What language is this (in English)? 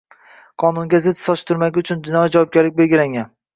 Uzbek